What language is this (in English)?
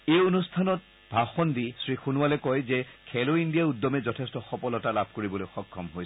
Assamese